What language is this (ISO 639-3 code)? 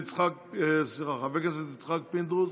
heb